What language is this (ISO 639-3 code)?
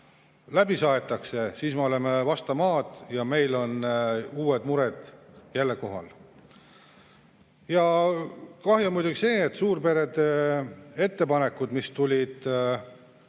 est